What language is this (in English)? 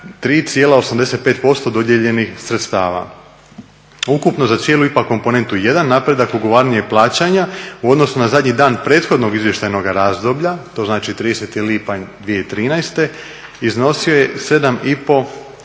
Croatian